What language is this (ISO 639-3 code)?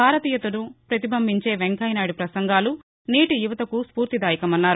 tel